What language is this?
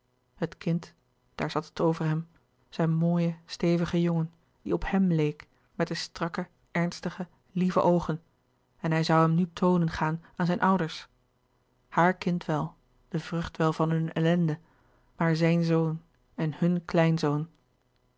Dutch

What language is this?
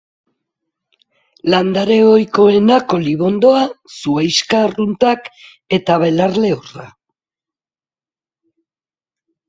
Basque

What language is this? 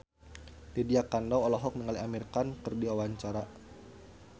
Sundanese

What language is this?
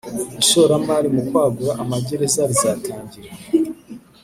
Kinyarwanda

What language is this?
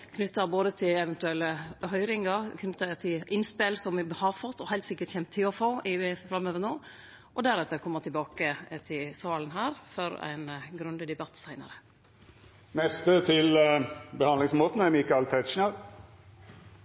Norwegian Nynorsk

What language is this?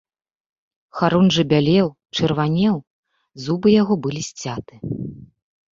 Belarusian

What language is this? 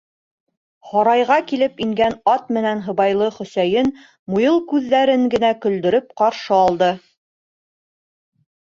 Bashkir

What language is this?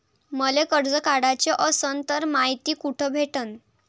Marathi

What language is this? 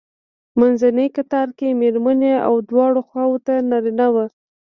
Pashto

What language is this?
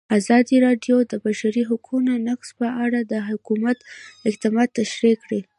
Pashto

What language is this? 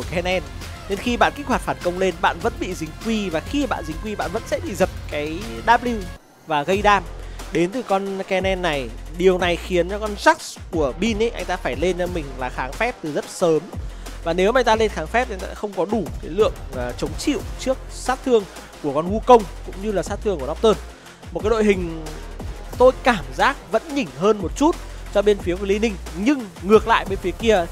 Vietnamese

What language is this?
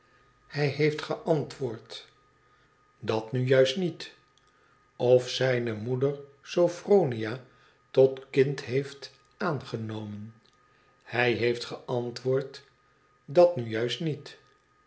Dutch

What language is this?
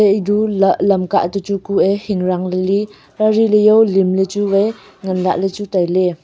Wancho Naga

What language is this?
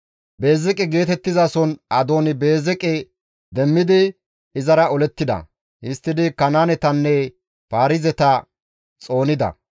Gamo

